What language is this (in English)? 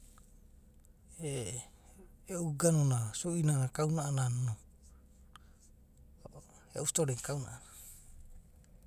Abadi